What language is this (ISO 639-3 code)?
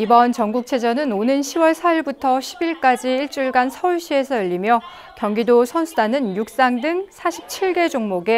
kor